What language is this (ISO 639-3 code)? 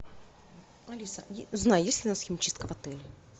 rus